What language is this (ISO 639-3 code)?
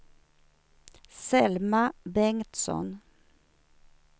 swe